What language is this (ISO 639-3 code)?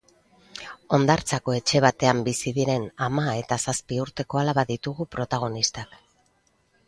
eus